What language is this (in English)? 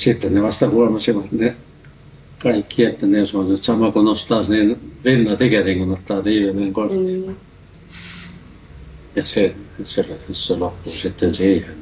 Finnish